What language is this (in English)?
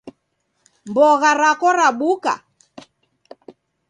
Taita